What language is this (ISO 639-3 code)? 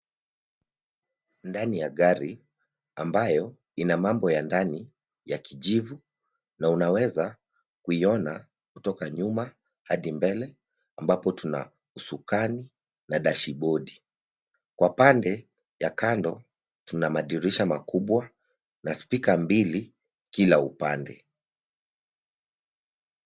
swa